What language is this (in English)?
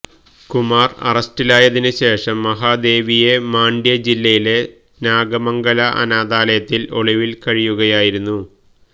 Malayalam